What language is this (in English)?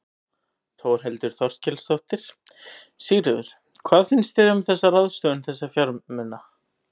Icelandic